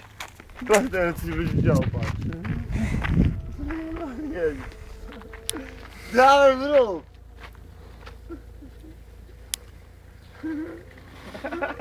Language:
Polish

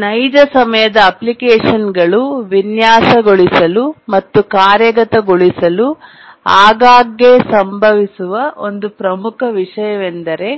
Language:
Kannada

